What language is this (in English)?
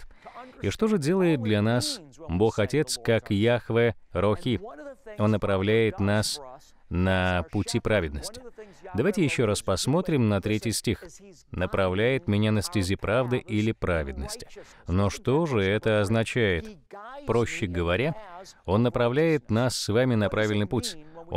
Russian